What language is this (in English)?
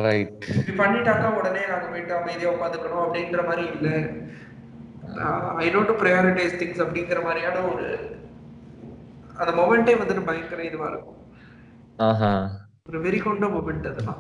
Tamil